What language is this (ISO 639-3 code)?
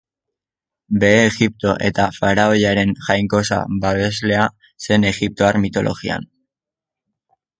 eus